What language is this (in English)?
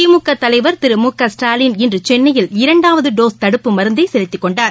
Tamil